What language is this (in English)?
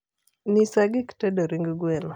Luo (Kenya and Tanzania)